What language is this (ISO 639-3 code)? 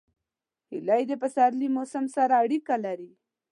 pus